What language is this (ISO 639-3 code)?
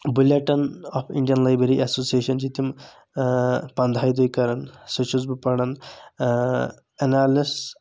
kas